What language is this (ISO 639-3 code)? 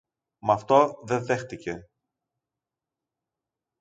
ell